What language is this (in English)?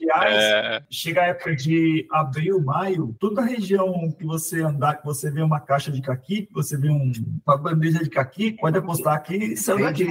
Portuguese